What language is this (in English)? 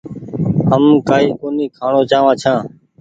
Goaria